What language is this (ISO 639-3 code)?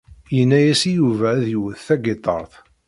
kab